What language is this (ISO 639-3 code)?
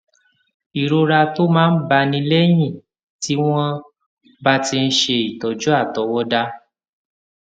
yor